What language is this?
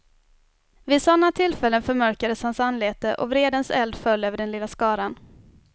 Swedish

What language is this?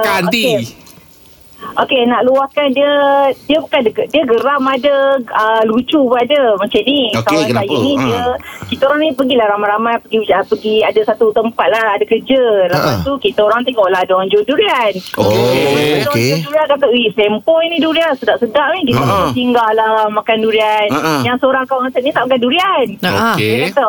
Malay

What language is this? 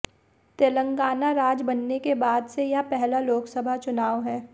Hindi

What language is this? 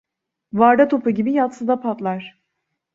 Turkish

